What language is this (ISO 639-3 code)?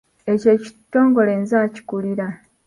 lug